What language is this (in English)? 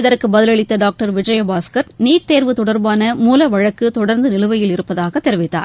Tamil